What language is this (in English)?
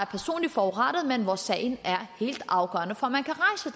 Danish